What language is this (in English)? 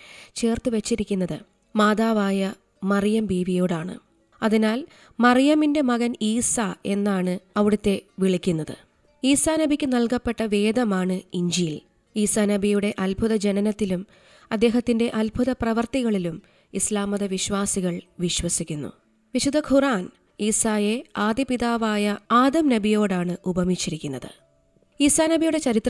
Malayalam